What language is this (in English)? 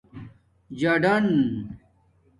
Domaaki